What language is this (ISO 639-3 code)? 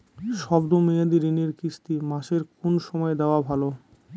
ben